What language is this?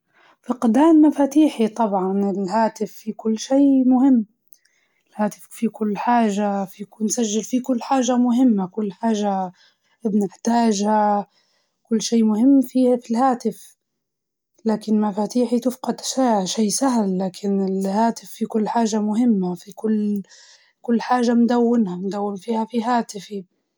Libyan Arabic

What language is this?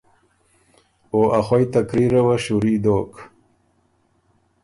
Ormuri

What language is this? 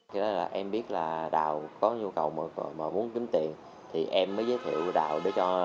Vietnamese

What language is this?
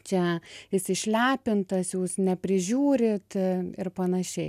Lithuanian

